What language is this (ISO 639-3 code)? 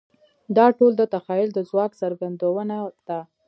pus